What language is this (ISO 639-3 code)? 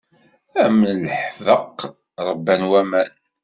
kab